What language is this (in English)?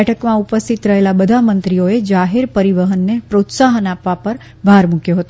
Gujarati